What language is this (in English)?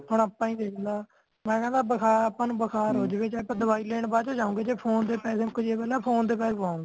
Punjabi